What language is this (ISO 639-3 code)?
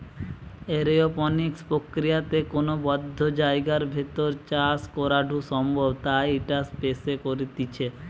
ben